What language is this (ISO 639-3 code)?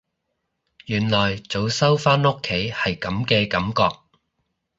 yue